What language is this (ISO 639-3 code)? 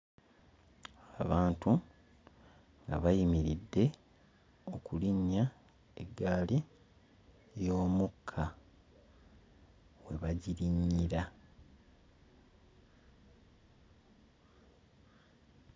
lug